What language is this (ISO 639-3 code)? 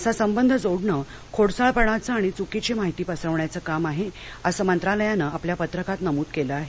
mar